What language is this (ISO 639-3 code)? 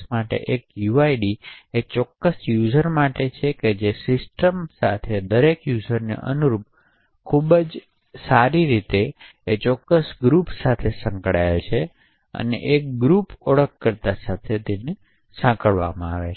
guj